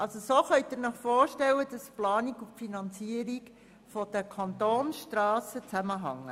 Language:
Swiss German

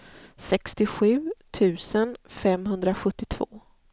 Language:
Swedish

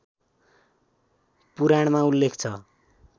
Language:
Nepali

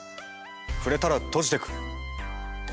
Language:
Japanese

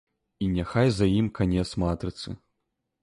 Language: Belarusian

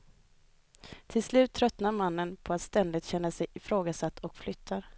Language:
Swedish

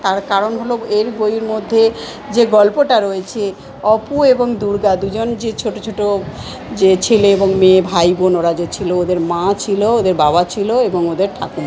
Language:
Bangla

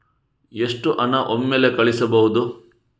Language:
Kannada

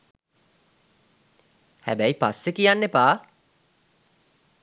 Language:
Sinhala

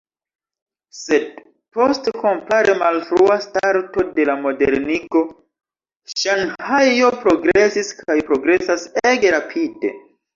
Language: Esperanto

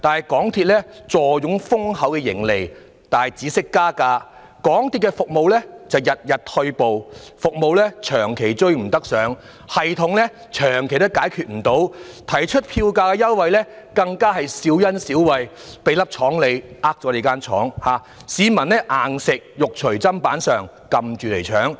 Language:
Cantonese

